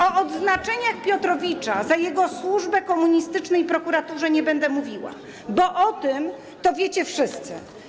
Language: Polish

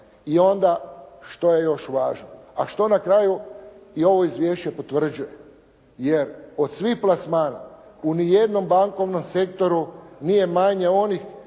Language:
Croatian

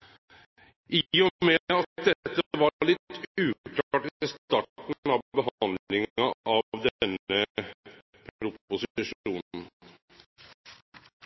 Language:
Norwegian Nynorsk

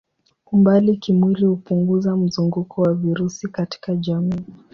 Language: Swahili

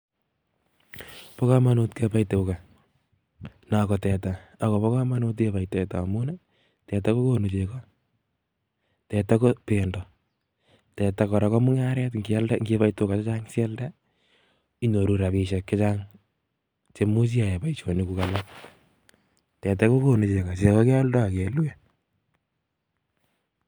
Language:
Kalenjin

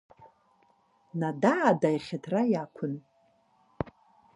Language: Abkhazian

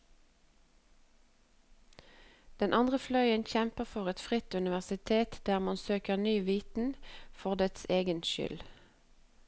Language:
Norwegian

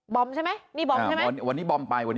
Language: Thai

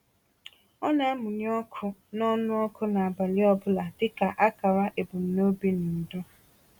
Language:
Igbo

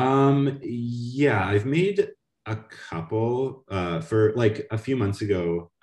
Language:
English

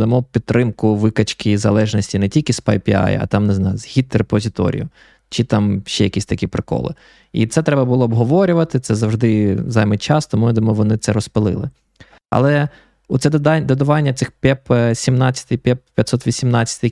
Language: Ukrainian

